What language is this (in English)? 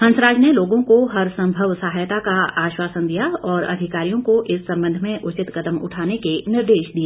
Hindi